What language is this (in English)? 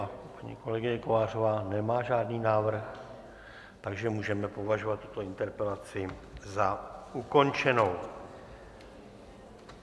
Czech